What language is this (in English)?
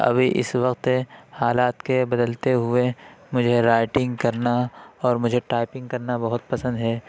Urdu